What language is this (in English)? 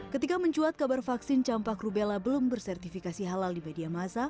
Indonesian